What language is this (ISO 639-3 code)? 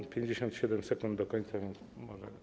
pol